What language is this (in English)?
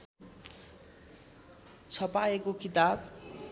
Nepali